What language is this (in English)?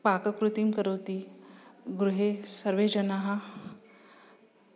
Sanskrit